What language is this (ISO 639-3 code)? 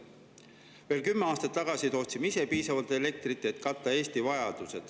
est